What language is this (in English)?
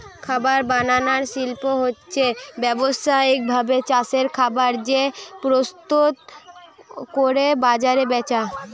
Bangla